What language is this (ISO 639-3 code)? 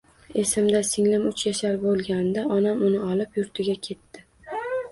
uzb